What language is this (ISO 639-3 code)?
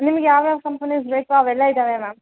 kan